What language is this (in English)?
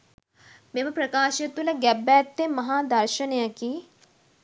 Sinhala